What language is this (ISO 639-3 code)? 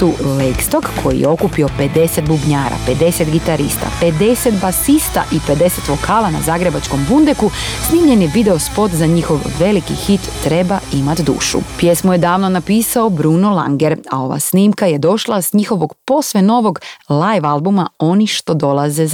hrv